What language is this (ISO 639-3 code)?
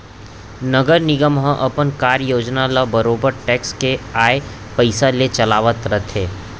hne